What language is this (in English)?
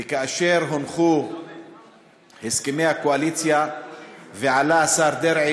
Hebrew